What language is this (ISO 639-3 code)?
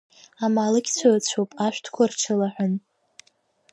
abk